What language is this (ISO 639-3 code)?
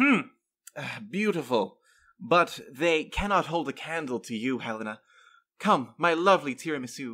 eng